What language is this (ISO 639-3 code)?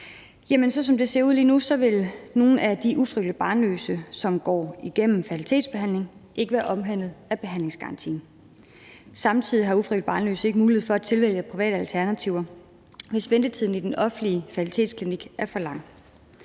dan